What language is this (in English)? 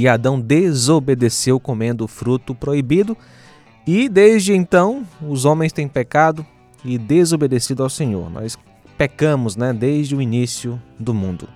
Portuguese